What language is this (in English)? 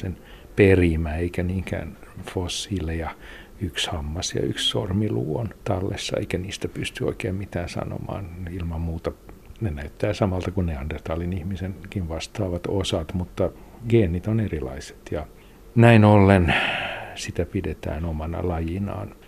Finnish